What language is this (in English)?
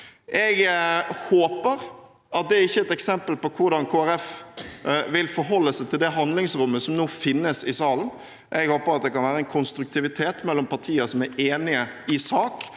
Norwegian